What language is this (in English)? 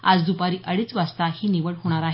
Marathi